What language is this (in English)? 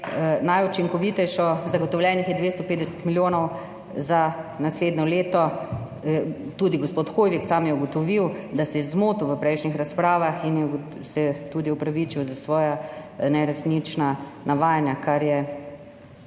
Slovenian